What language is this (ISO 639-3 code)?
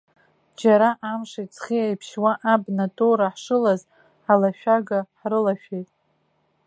abk